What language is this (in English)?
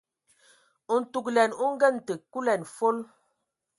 Ewondo